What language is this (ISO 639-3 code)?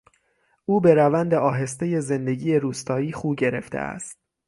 fas